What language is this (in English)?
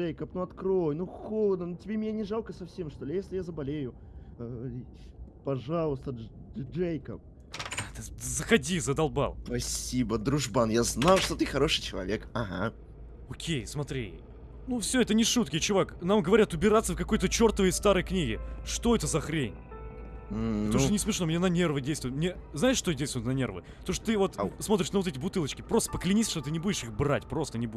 Russian